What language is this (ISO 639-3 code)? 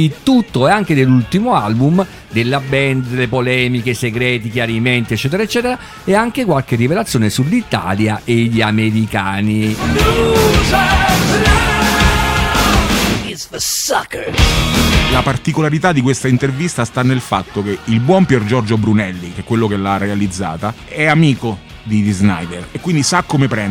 ita